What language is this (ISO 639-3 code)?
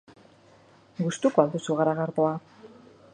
eus